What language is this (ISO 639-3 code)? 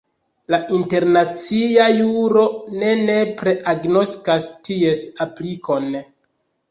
epo